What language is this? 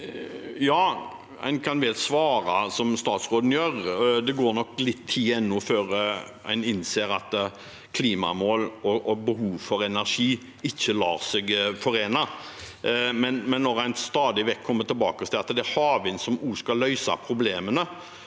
Norwegian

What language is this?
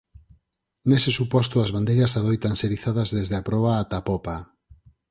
Galician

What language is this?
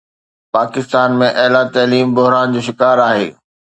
Sindhi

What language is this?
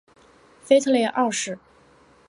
Chinese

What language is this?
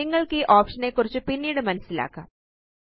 Malayalam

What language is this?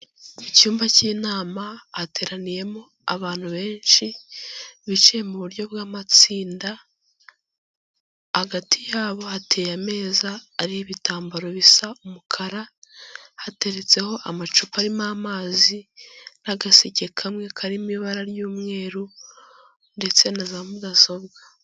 Kinyarwanda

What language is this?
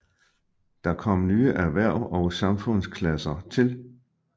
Danish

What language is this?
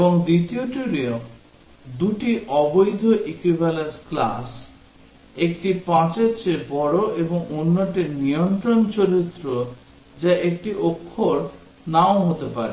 Bangla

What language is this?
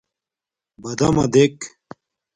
Domaaki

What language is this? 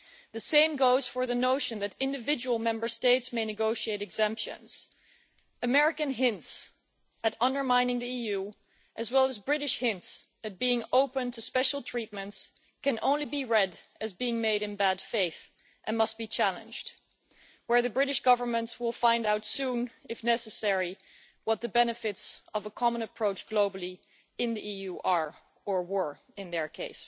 English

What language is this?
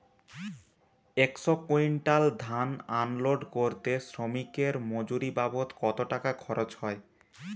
Bangla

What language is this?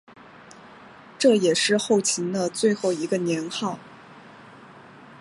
Chinese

